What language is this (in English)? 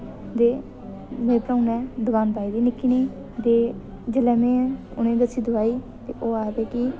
Dogri